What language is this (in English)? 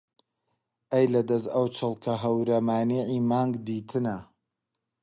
Central Kurdish